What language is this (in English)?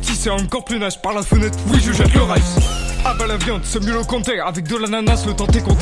French